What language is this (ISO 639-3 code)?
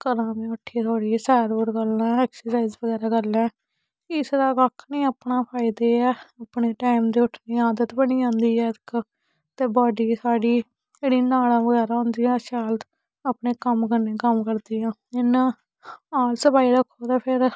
doi